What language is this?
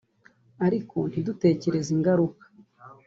Kinyarwanda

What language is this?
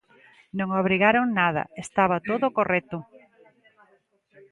Galician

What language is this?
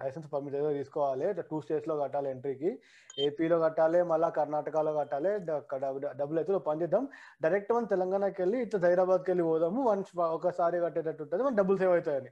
Telugu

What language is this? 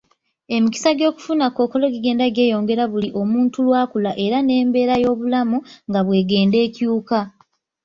Ganda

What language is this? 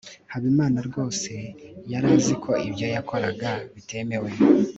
Kinyarwanda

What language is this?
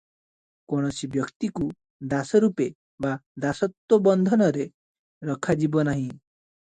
Odia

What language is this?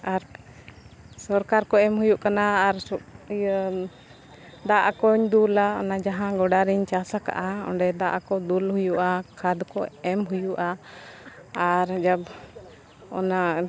Santali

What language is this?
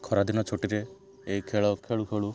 Odia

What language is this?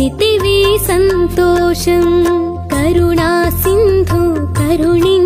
Hindi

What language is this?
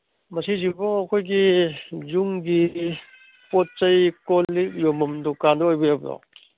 Manipuri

